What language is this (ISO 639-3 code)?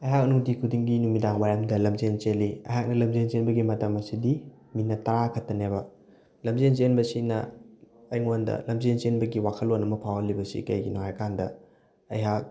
mni